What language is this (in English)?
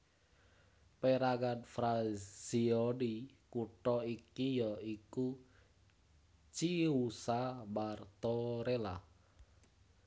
Javanese